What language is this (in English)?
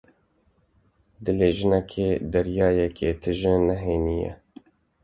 Kurdish